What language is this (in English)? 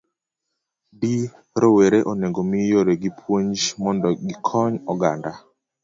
Luo (Kenya and Tanzania)